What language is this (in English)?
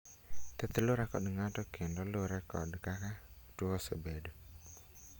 Luo (Kenya and Tanzania)